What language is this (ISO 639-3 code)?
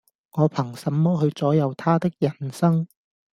yue